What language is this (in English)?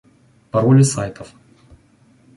Russian